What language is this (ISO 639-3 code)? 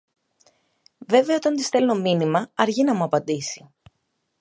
ell